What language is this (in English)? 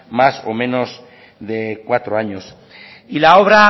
Spanish